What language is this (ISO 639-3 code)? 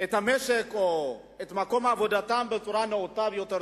heb